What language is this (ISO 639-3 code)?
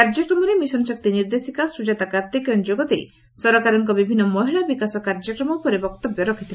ori